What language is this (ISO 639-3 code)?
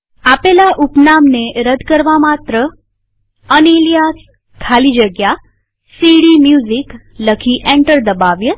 guj